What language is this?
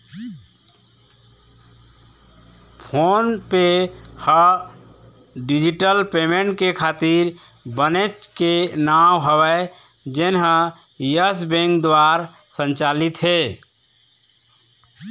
Chhattisgarhi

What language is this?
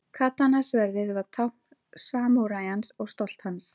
Icelandic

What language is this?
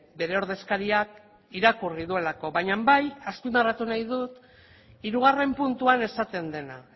Basque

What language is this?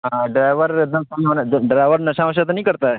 Urdu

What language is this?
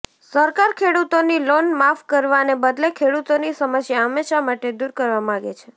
Gujarati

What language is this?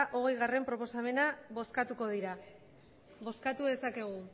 Basque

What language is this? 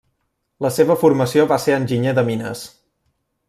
Catalan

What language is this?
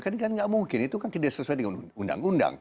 Indonesian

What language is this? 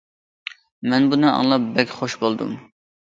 Uyghur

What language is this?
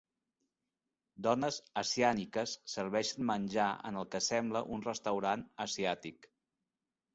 Catalan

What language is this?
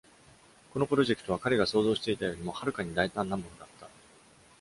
Japanese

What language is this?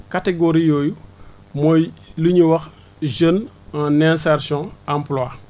Wolof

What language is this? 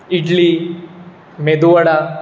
Konkani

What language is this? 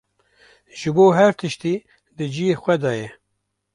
Kurdish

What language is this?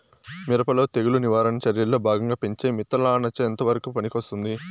Telugu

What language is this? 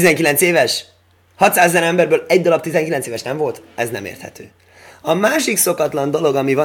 Hungarian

